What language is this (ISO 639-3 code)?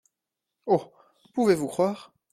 fra